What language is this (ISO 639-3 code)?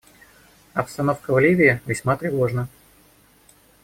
rus